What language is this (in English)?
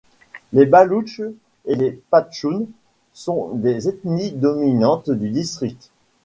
French